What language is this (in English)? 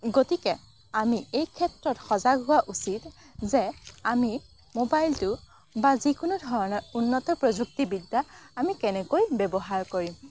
Assamese